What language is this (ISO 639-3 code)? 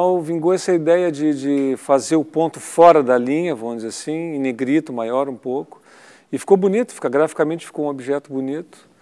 por